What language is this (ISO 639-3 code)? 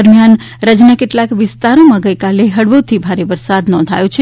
guj